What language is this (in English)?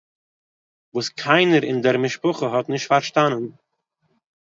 Yiddish